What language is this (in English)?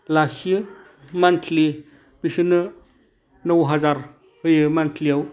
Bodo